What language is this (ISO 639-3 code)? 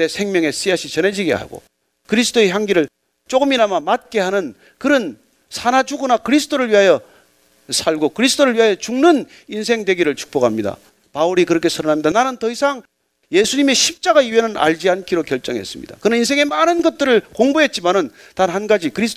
kor